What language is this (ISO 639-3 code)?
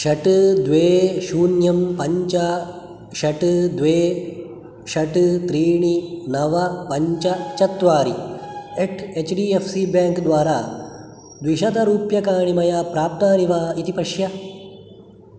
san